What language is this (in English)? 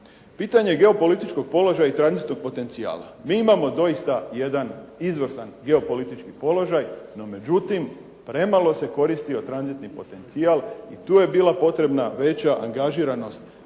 Croatian